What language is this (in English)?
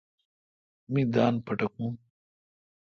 Kalkoti